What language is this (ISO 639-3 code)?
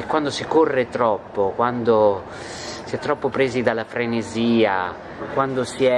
ita